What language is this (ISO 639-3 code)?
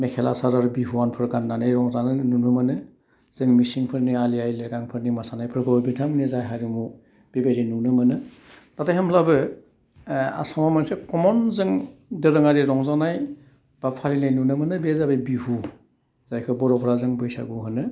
brx